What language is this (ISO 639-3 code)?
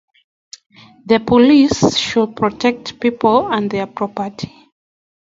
kln